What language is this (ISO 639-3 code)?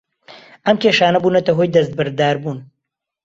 ckb